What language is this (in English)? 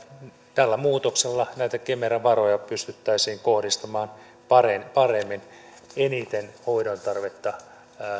Finnish